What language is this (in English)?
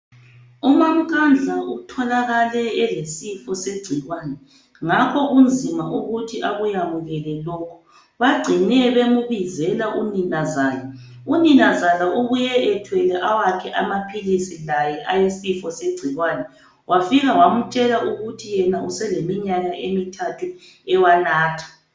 North Ndebele